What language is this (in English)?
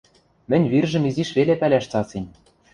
Western Mari